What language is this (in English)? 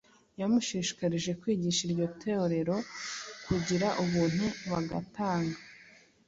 Kinyarwanda